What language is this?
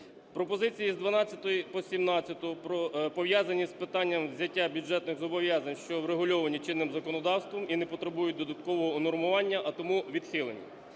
Ukrainian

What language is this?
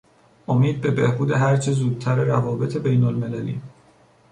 Persian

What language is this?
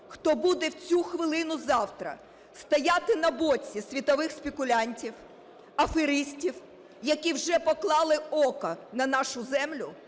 Ukrainian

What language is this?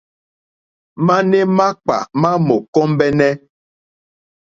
Mokpwe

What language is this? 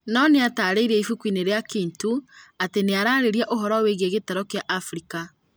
Kikuyu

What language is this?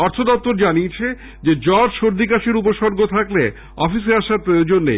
Bangla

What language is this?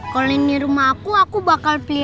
Indonesian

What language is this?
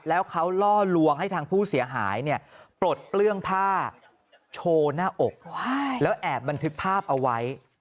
Thai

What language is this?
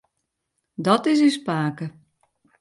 Western Frisian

